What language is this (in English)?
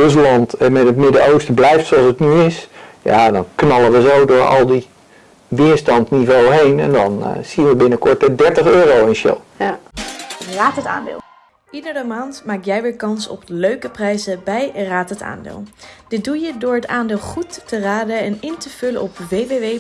Dutch